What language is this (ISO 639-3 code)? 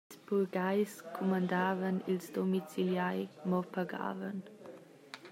roh